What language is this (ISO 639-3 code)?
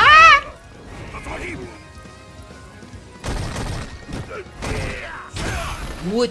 por